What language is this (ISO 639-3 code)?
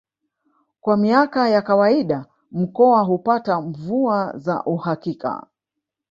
swa